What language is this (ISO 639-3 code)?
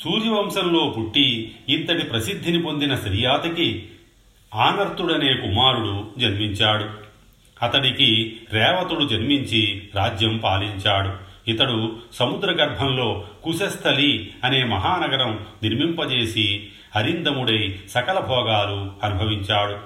tel